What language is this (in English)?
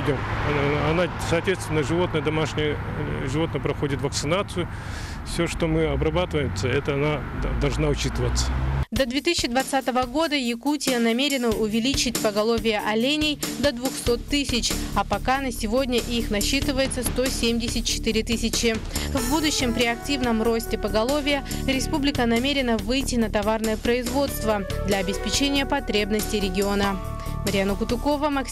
Russian